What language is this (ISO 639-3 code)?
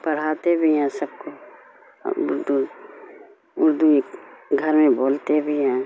urd